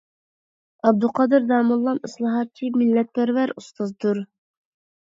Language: Uyghur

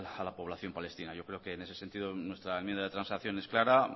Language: Spanish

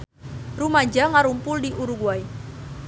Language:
Sundanese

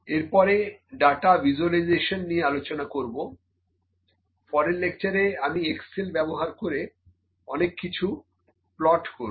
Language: Bangla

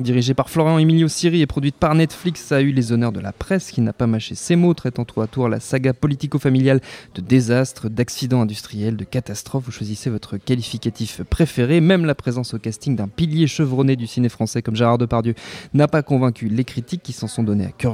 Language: French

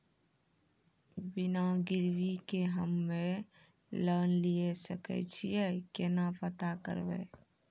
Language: Maithili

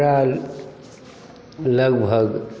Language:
Maithili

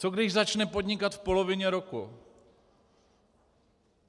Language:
Czech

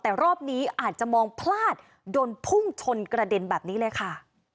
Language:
Thai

